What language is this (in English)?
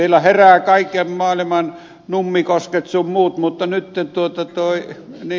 Finnish